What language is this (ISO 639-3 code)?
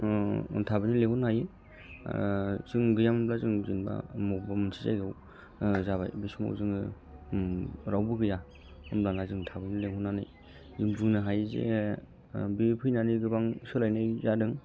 brx